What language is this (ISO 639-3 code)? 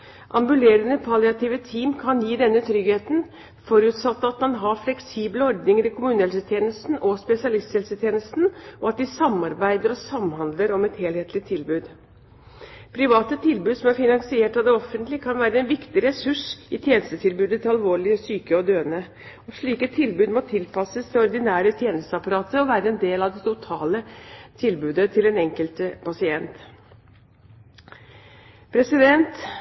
nob